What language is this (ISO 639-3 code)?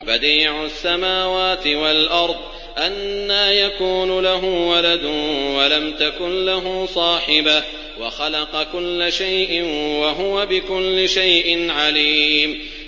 ara